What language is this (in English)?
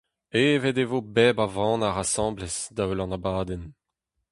Breton